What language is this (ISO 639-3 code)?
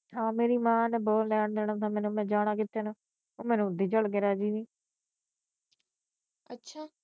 pan